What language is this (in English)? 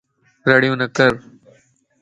Lasi